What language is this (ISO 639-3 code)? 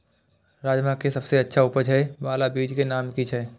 mai